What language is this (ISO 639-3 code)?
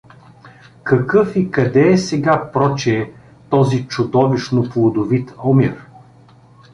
bul